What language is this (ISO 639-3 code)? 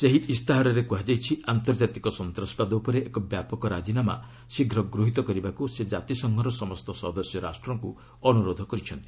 ori